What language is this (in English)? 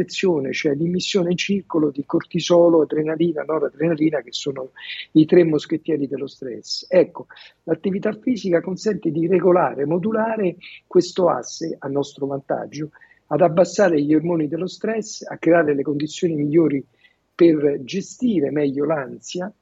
Italian